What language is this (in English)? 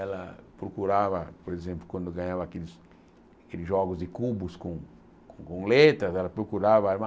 Portuguese